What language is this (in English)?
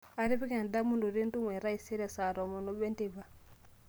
Masai